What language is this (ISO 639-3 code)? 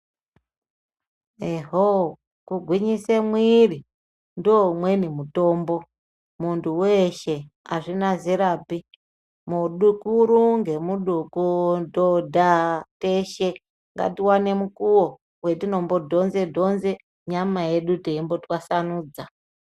ndc